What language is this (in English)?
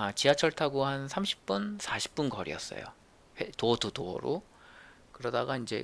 Korean